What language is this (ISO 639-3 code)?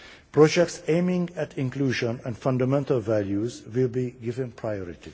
eng